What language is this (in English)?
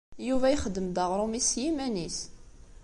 Kabyle